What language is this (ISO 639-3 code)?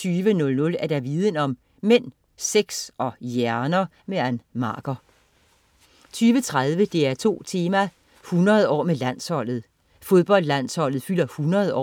dan